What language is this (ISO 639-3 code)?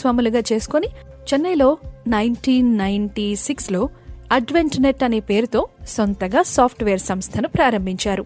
tel